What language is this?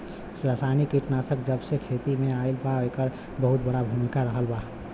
Bhojpuri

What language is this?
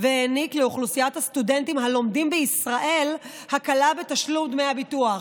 Hebrew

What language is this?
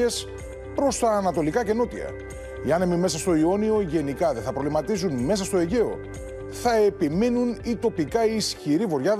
Greek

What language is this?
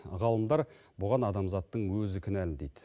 Kazakh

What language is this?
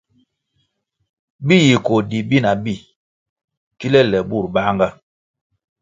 Kwasio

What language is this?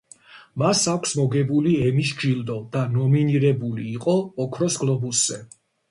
Georgian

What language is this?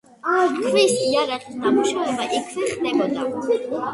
Georgian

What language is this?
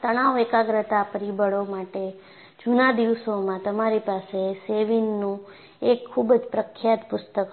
Gujarati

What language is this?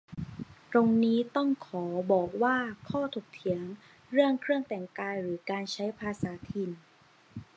Thai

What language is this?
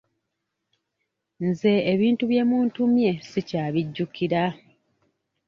Ganda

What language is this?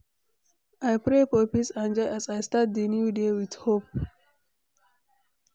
Nigerian Pidgin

